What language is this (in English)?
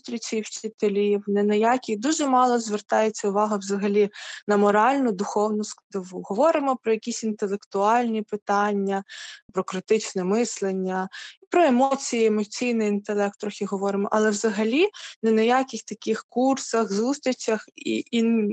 Ukrainian